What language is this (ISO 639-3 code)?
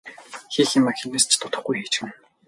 mon